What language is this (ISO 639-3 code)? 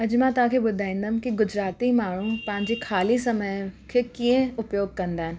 snd